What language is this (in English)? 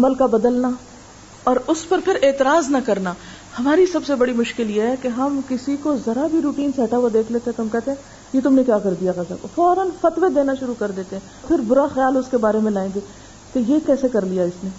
Urdu